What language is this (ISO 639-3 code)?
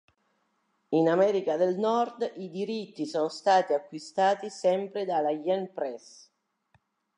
ita